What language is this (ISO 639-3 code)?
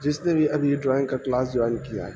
urd